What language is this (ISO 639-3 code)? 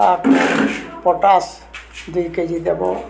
ori